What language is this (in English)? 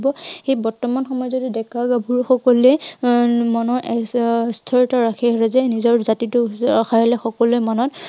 Assamese